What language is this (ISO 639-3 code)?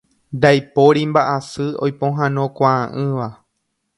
grn